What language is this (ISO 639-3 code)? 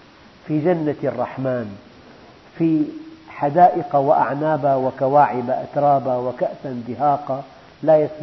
ara